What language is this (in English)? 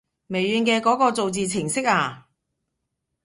Cantonese